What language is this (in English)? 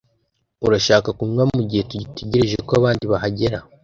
Kinyarwanda